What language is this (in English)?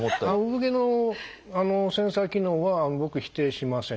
Japanese